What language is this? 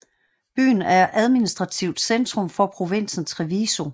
Danish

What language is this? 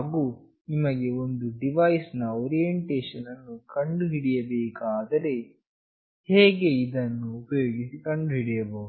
Kannada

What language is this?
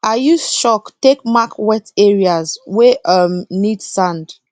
Nigerian Pidgin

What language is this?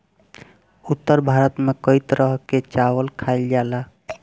Bhojpuri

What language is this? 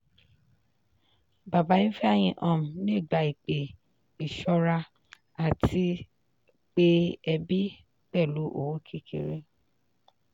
Yoruba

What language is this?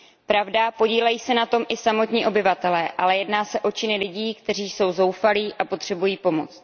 Czech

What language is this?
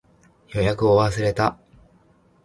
Japanese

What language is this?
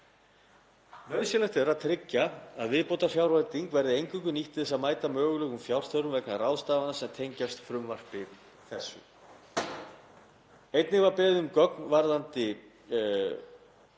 Icelandic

